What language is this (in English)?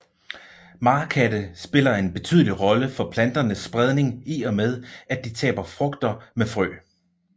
Danish